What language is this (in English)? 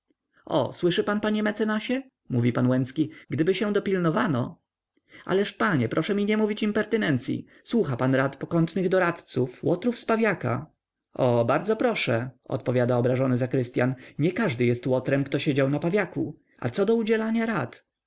Polish